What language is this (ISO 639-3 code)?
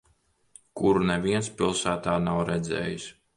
lav